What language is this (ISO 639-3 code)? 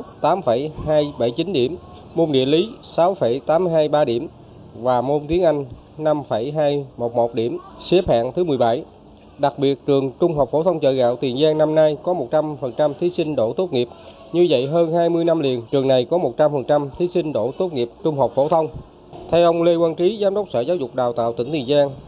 vie